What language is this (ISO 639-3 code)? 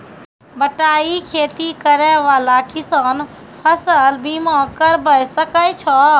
mai